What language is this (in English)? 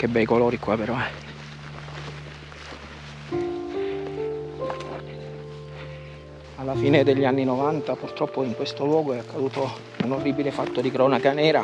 Italian